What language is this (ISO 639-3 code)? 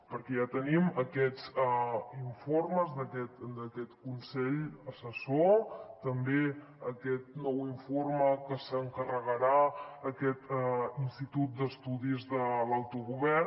cat